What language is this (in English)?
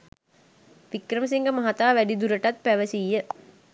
Sinhala